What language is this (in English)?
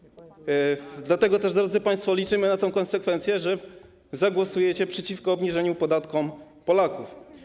Polish